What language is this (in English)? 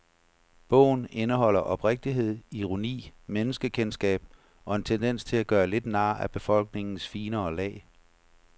Danish